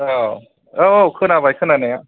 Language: Bodo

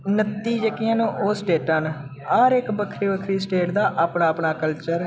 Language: Dogri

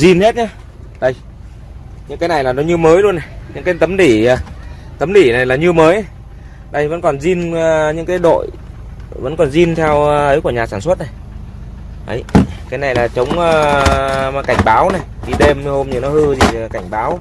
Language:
Vietnamese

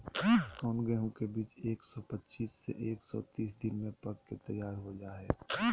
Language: Magahi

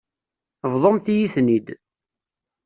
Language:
Kabyle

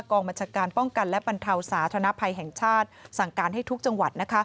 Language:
Thai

